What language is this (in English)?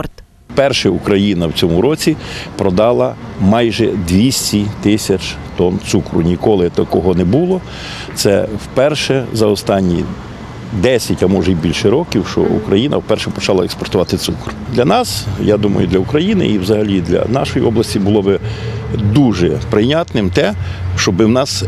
Ukrainian